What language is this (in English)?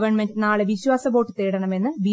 Malayalam